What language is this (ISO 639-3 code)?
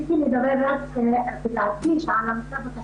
heb